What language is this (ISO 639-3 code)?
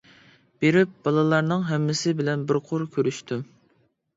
uig